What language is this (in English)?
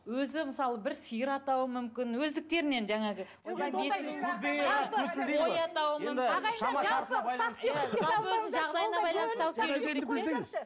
Kazakh